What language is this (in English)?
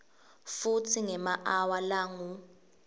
Swati